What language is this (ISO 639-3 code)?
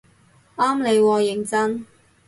yue